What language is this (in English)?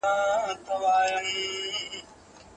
Pashto